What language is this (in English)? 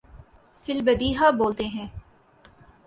Urdu